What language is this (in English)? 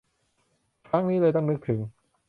Thai